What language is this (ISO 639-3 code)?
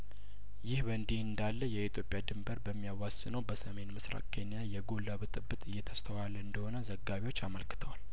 amh